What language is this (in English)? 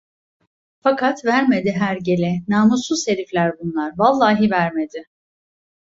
Turkish